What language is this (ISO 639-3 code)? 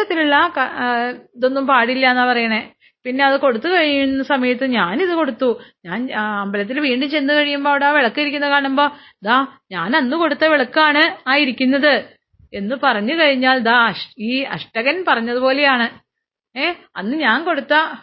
mal